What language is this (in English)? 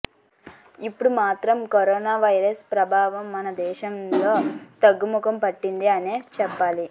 Telugu